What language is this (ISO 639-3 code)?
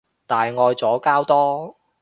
yue